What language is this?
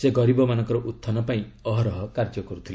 Odia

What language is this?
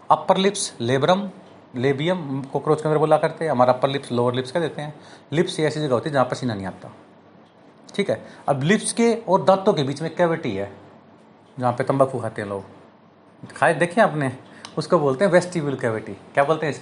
Hindi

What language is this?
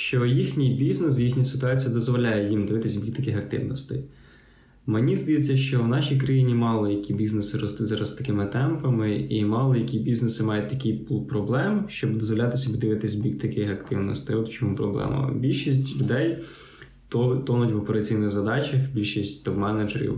Ukrainian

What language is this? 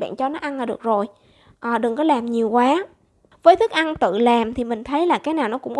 Vietnamese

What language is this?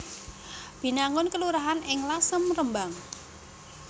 Javanese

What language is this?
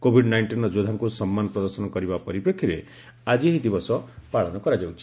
Odia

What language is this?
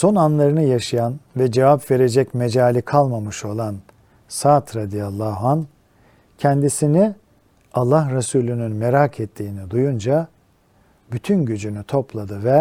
Turkish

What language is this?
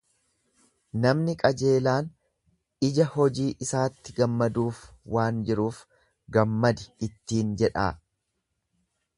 Oromo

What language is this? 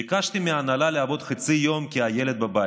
Hebrew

